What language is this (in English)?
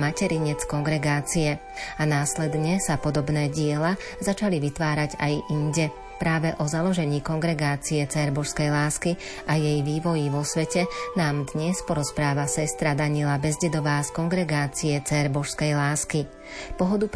Slovak